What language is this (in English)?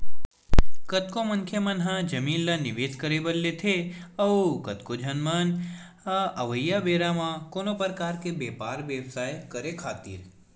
Chhattisgarhi